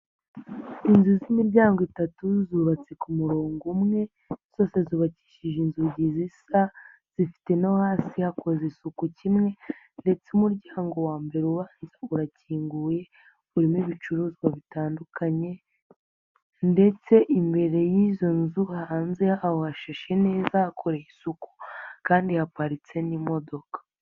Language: Kinyarwanda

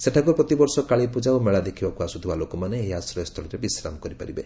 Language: Odia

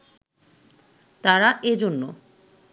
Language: Bangla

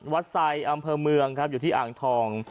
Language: Thai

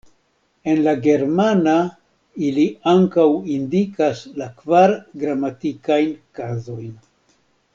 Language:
Esperanto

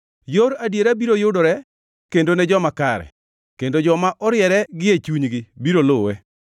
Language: Luo (Kenya and Tanzania)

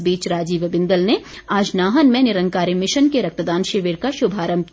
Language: Hindi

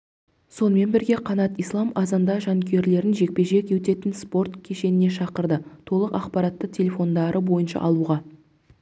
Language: Kazakh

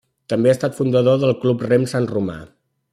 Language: Catalan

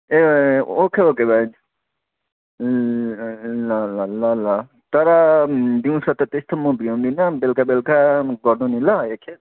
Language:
Nepali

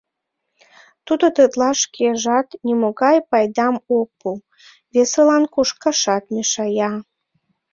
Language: Mari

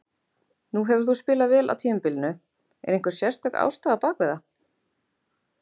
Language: Icelandic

